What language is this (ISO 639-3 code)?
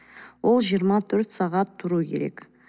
kaz